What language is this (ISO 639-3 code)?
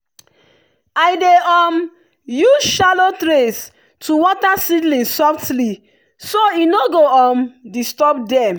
pcm